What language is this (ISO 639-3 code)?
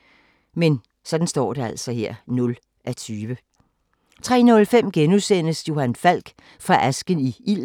dan